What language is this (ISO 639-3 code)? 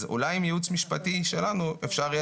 heb